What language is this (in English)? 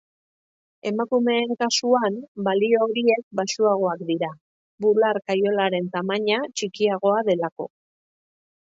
Basque